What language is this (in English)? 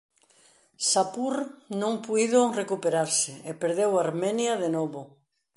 Galician